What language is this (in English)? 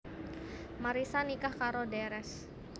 Javanese